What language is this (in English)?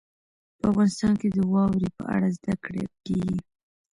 Pashto